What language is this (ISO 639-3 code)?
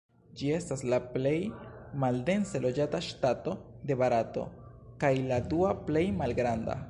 epo